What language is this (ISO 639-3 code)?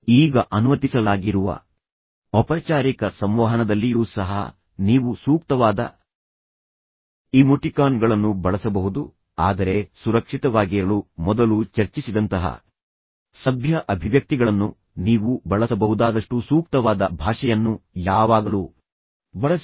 kan